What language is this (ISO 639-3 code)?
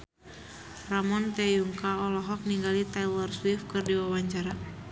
sun